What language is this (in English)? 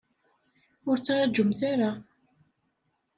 Kabyle